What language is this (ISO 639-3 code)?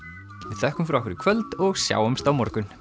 isl